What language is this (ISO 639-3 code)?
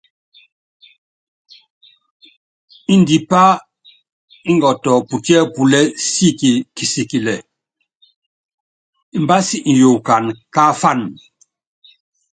yav